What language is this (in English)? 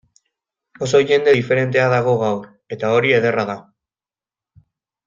Basque